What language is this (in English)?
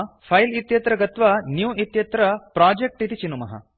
Sanskrit